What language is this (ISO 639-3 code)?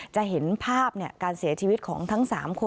tha